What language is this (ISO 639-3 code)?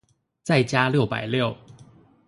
zho